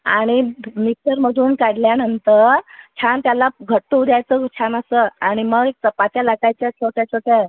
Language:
Marathi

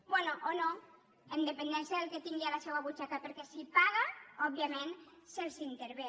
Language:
Catalan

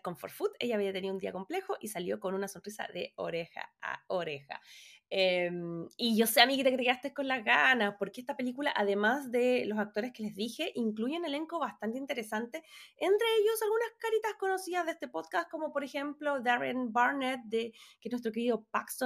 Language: Spanish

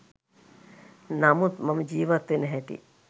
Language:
Sinhala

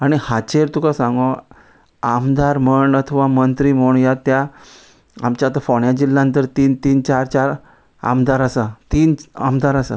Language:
Konkani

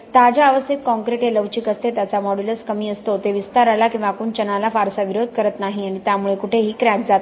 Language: Marathi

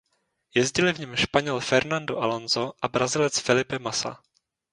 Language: Czech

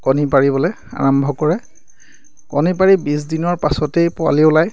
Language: Assamese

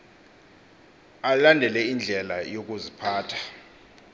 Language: Xhosa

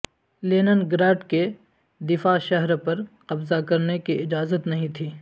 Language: Urdu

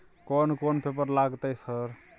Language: Maithili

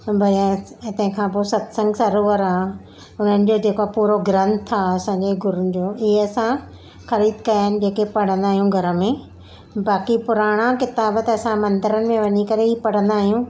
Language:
Sindhi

